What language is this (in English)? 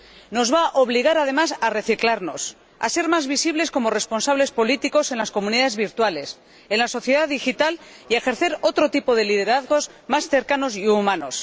Spanish